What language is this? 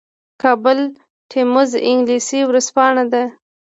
Pashto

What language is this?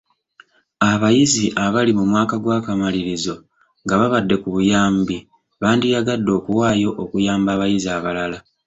Ganda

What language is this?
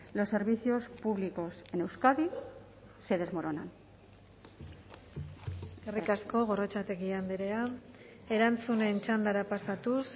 Basque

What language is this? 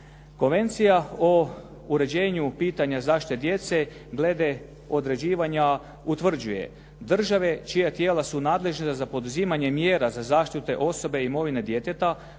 Croatian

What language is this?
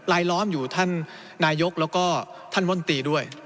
Thai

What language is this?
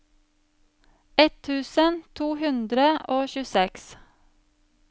Norwegian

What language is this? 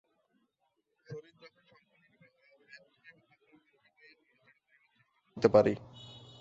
Bangla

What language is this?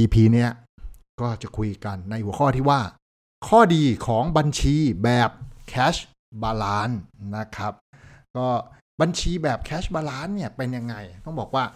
Thai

